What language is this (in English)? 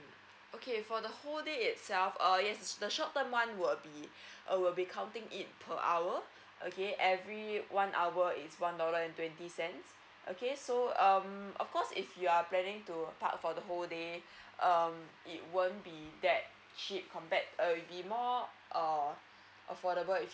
English